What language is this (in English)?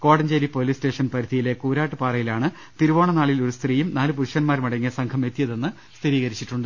Malayalam